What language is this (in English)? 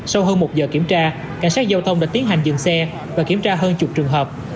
Vietnamese